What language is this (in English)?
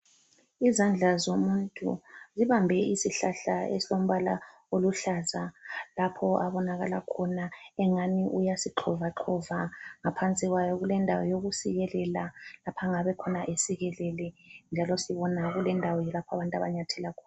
North Ndebele